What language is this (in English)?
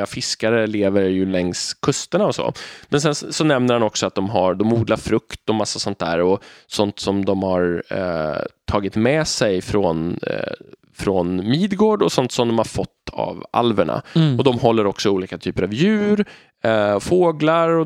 Swedish